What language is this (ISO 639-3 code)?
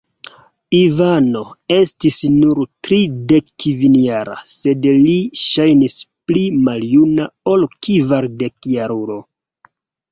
epo